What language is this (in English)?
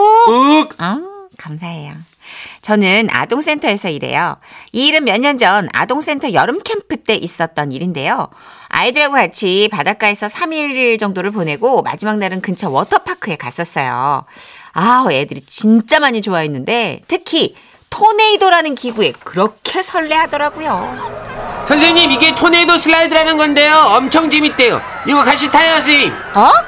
Korean